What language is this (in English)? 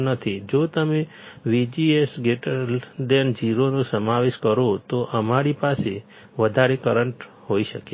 Gujarati